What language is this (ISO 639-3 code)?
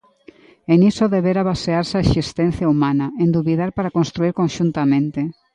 glg